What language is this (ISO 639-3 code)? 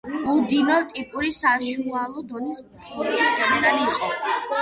kat